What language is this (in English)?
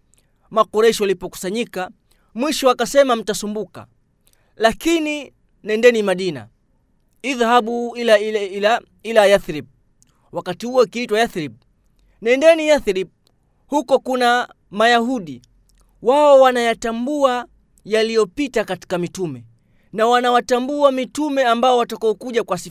Swahili